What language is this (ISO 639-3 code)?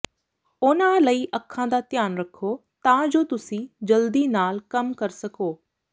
pan